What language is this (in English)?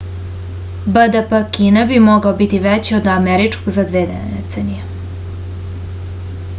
Serbian